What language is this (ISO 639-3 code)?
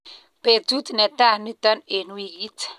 kln